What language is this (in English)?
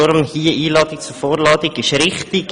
Swiss German